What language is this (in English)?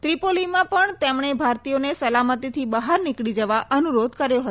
Gujarati